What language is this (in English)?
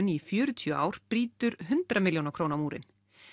Icelandic